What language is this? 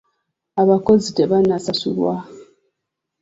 Ganda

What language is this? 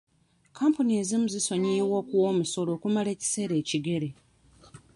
Ganda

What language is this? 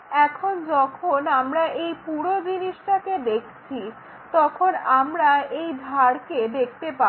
Bangla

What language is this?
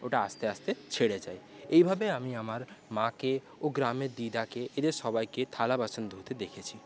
Bangla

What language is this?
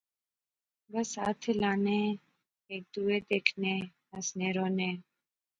Pahari-Potwari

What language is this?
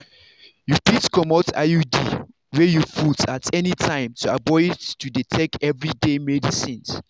Nigerian Pidgin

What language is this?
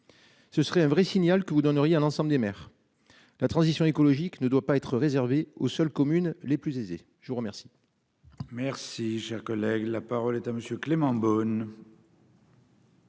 French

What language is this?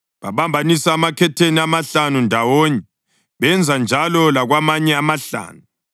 North Ndebele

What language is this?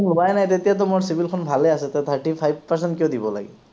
Assamese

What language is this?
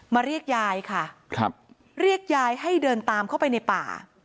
Thai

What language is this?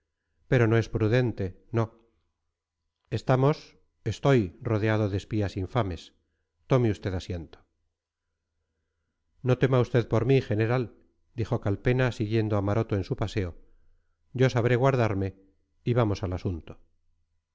Spanish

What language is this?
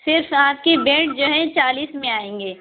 Urdu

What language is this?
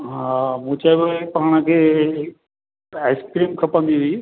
Sindhi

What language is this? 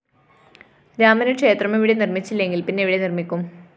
Malayalam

